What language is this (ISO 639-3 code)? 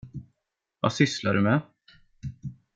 swe